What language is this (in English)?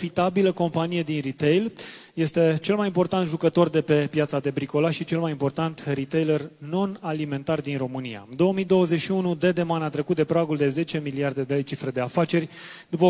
Romanian